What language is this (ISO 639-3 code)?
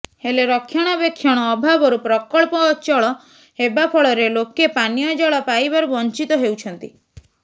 ori